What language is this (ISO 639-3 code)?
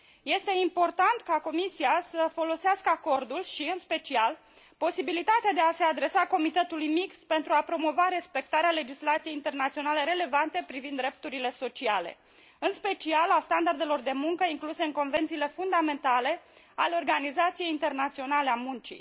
ron